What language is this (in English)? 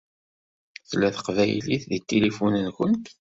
Kabyle